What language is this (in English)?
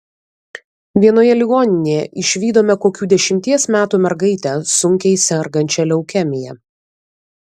Lithuanian